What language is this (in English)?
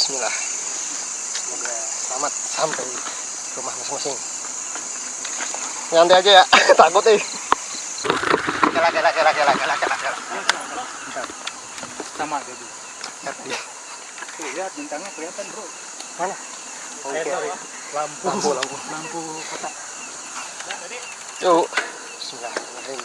Indonesian